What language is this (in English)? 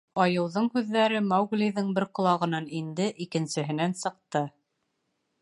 Bashkir